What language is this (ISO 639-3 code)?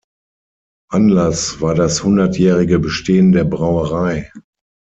deu